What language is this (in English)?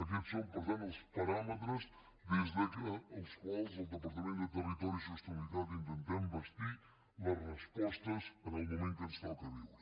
Catalan